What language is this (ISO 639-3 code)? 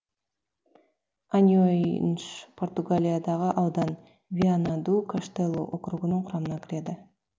kaz